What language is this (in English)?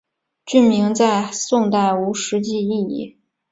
Chinese